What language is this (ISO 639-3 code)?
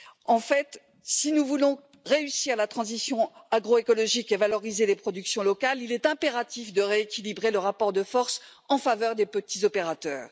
fra